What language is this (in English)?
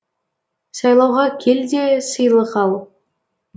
Kazakh